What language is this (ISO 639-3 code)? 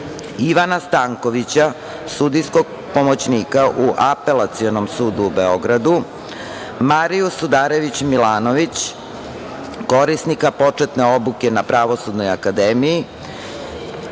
srp